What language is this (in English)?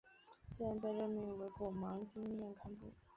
Chinese